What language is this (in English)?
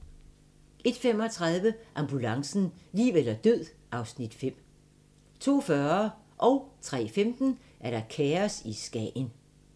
Danish